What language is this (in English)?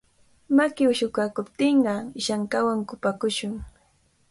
Cajatambo North Lima Quechua